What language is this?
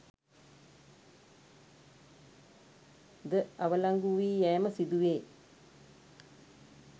Sinhala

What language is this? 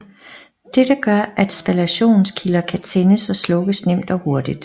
Danish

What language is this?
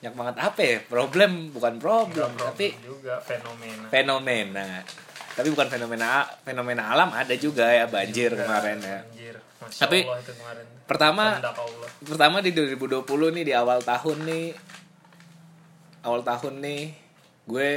Indonesian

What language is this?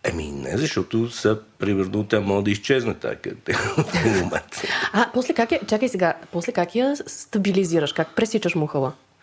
Bulgarian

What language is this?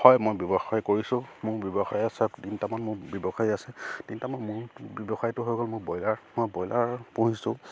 Assamese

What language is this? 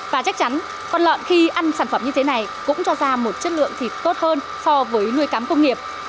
Vietnamese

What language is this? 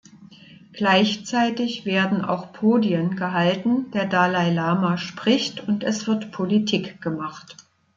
German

